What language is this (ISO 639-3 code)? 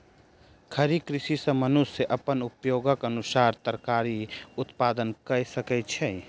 mai